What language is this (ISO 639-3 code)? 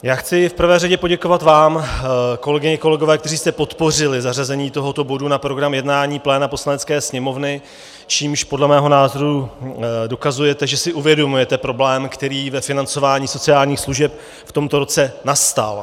ces